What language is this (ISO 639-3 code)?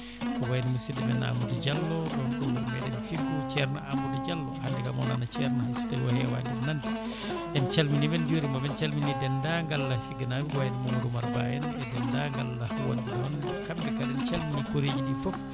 ful